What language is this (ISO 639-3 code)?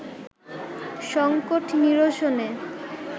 ben